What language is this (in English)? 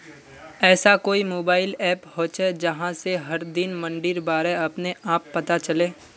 Magahi